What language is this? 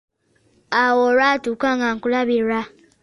Ganda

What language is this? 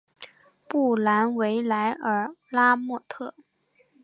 Chinese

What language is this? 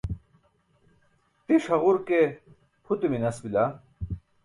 Burushaski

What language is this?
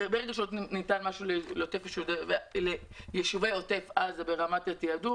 Hebrew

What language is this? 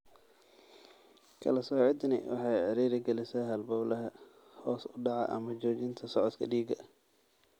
Somali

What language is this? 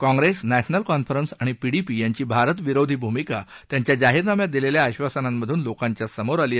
Marathi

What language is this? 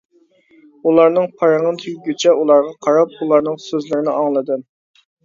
Uyghur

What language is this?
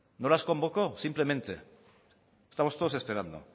Spanish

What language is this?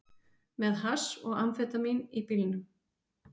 Icelandic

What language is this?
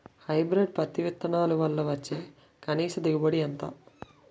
Telugu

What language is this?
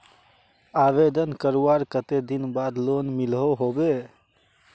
Magahi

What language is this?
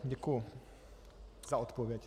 Czech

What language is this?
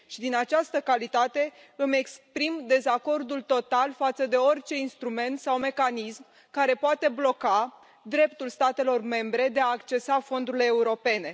Romanian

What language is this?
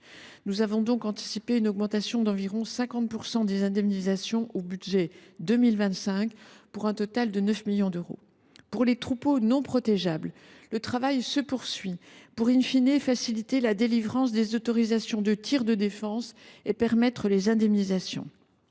French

